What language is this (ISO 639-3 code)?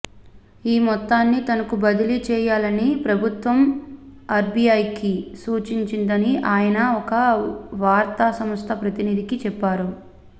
tel